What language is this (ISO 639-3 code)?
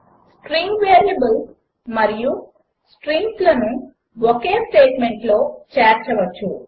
tel